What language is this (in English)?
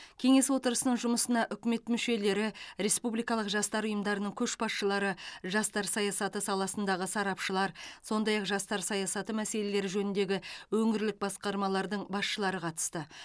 Kazakh